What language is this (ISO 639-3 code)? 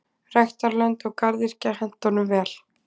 isl